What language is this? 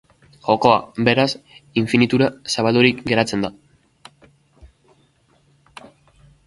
Basque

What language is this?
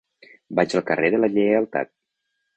Catalan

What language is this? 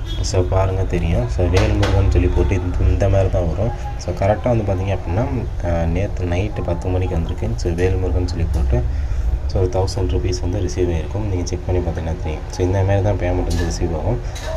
Tamil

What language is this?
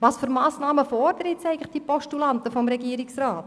Swiss German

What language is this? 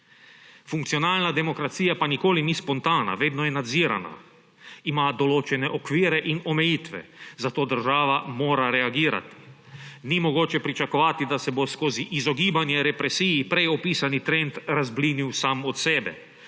Slovenian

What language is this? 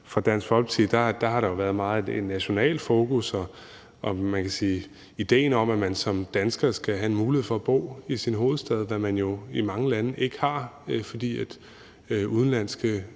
Danish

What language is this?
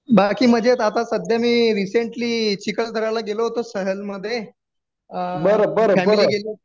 Marathi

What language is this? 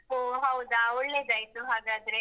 Kannada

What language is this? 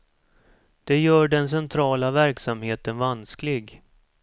Swedish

